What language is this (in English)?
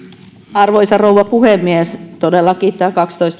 Finnish